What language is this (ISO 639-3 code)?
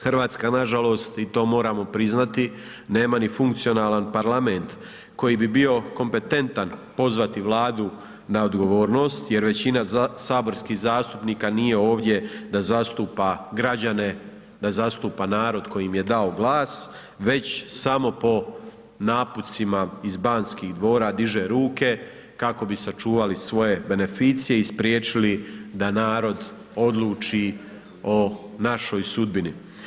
hrv